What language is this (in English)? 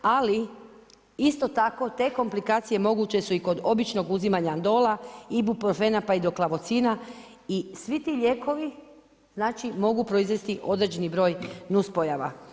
Croatian